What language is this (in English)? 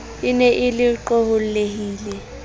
Southern Sotho